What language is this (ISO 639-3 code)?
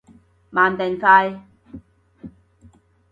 yue